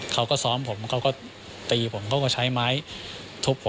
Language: Thai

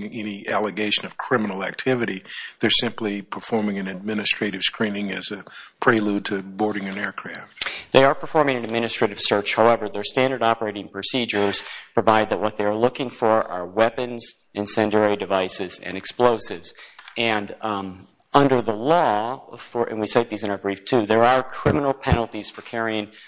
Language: English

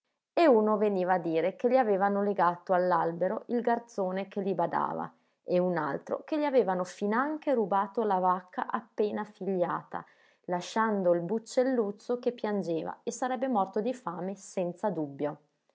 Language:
Italian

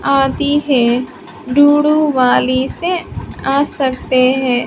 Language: Hindi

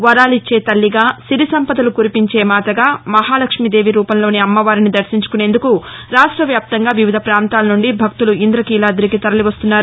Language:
Telugu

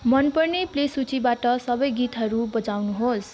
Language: Nepali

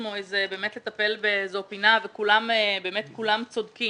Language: Hebrew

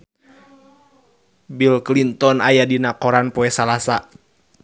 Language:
Sundanese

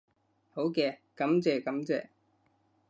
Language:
Cantonese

